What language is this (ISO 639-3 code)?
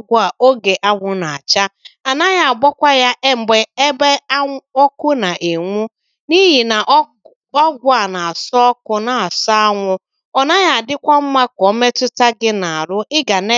ibo